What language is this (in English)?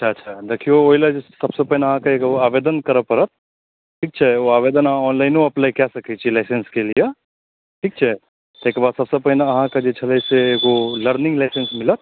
Maithili